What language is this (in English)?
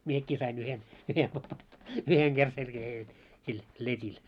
Finnish